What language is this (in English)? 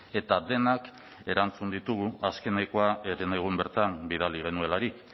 Basque